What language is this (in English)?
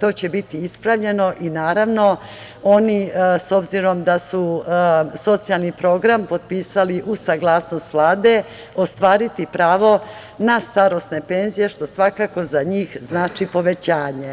Serbian